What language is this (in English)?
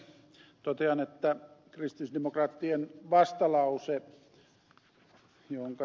Finnish